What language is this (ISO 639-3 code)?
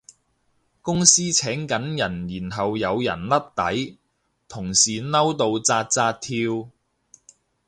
yue